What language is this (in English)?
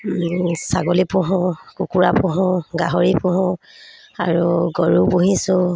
Assamese